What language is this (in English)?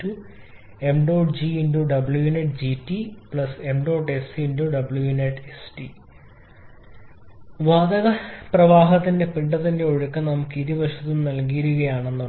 Malayalam